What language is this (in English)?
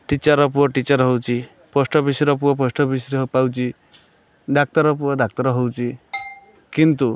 Odia